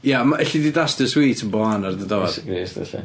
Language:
Welsh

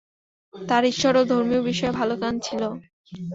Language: Bangla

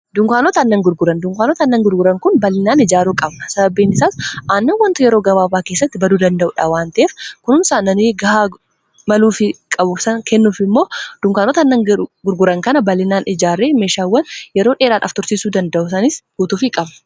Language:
Oromo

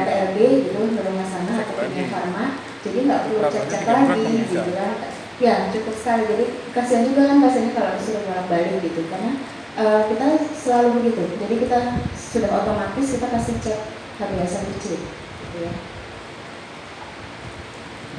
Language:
Indonesian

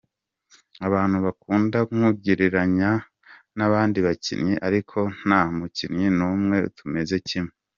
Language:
Kinyarwanda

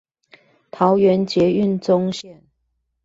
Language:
Chinese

